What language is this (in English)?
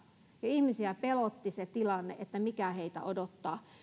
Finnish